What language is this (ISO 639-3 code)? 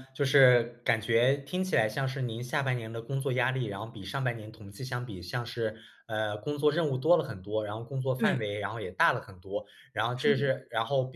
zho